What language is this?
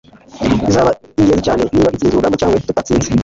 Kinyarwanda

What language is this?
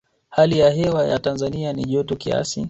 Swahili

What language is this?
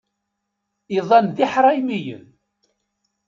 Kabyle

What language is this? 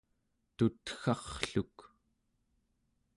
Central Yupik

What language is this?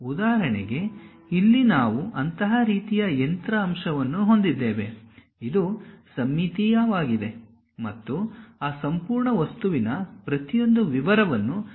Kannada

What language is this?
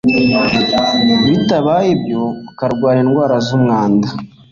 Kinyarwanda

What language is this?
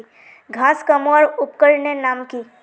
Magahi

